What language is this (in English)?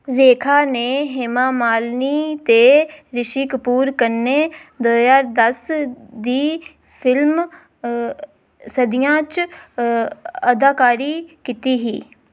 Dogri